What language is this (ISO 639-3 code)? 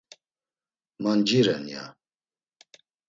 lzz